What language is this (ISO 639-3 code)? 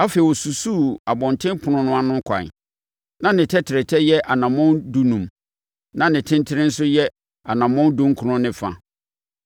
aka